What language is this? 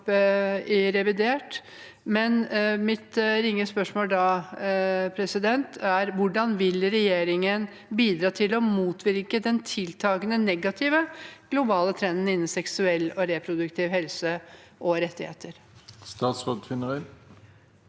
Norwegian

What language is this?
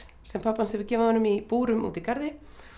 Icelandic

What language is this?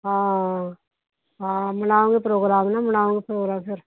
Punjabi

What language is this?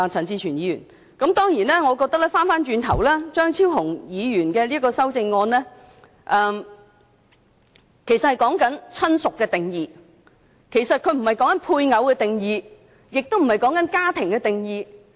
Cantonese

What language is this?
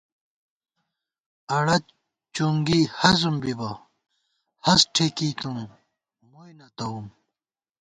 Gawar-Bati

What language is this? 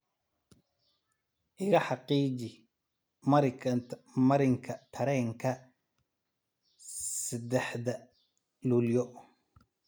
Somali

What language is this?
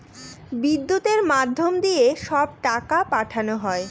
Bangla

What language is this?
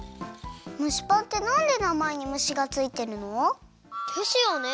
Japanese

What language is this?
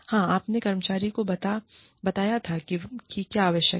Hindi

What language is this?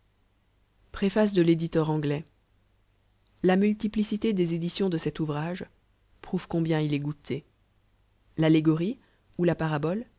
French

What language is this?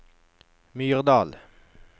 Norwegian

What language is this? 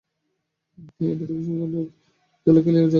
Bangla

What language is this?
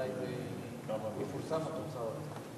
Hebrew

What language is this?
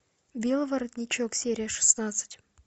Russian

